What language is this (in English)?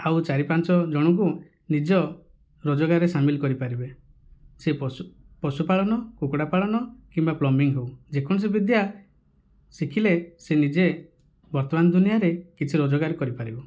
Odia